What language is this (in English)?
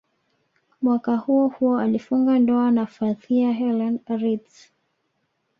Swahili